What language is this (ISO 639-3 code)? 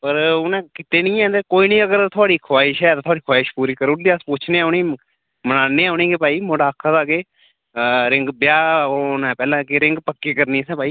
doi